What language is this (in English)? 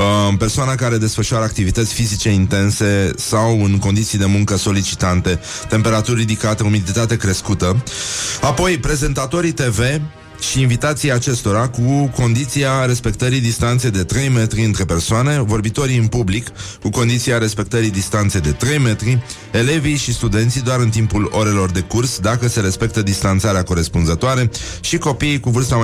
Romanian